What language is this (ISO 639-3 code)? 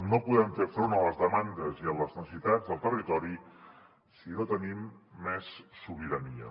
cat